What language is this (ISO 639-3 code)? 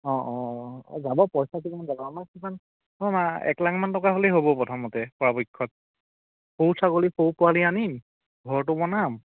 asm